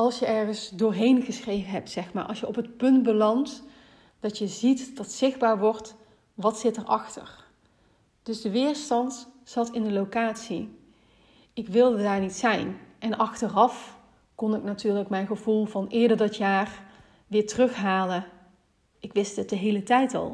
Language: Dutch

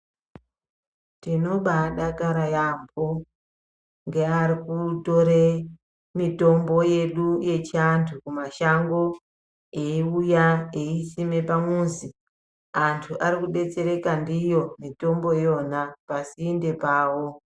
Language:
Ndau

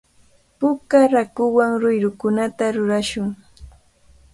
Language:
Cajatambo North Lima Quechua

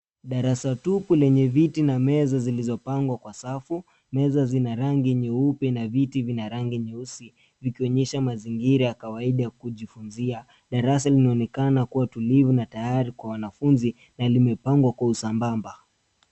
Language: Swahili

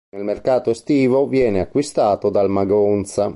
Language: Italian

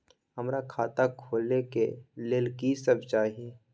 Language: Maithili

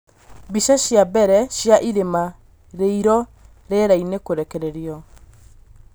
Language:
Kikuyu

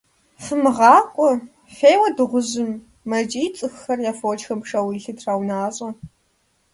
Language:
Kabardian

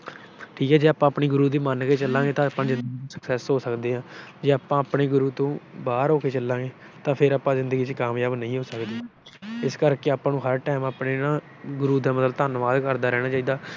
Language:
Punjabi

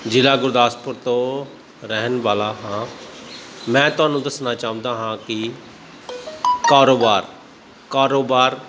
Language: Punjabi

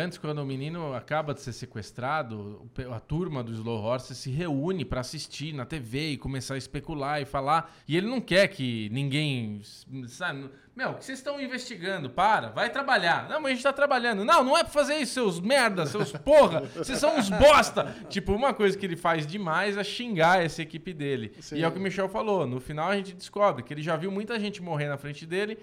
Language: Portuguese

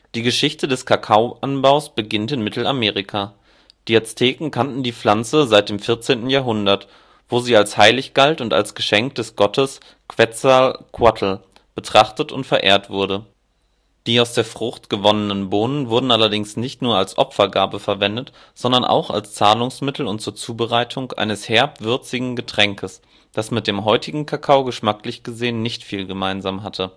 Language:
German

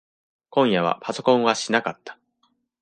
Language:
Japanese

